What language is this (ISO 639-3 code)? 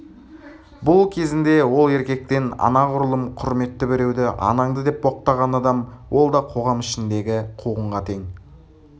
kaz